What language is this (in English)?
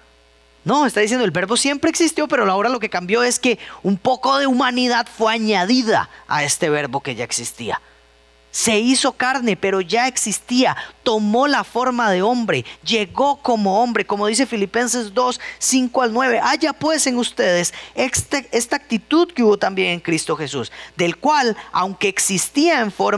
Spanish